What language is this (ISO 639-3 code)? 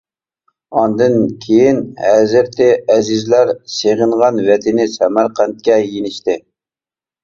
uig